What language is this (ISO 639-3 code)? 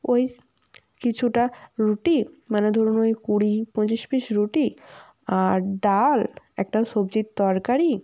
ben